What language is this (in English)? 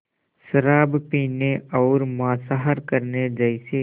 Hindi